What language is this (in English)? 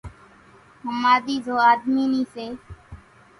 Kachi Koli